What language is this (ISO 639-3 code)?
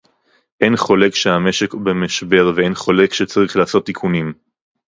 heb